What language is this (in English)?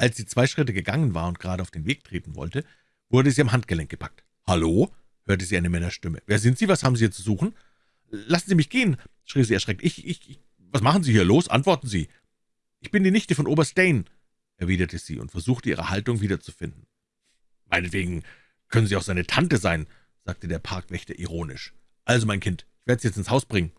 German